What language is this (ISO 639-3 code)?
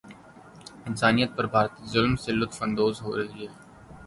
urd